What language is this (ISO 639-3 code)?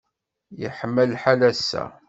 kab